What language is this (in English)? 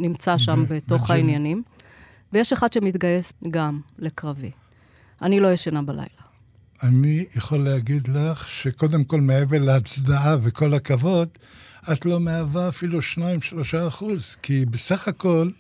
Hebrew